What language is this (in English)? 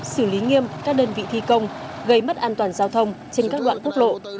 Vietnamese